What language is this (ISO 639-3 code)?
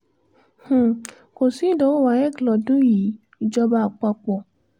yor